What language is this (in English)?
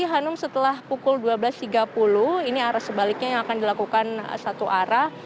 Indonesian